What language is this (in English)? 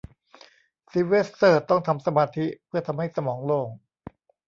Thai